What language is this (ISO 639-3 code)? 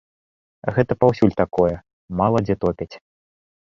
bel